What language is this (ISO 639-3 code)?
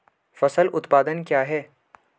hin